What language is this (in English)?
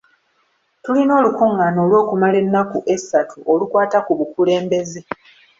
Ganda